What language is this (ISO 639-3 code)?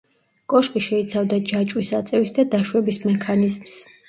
kat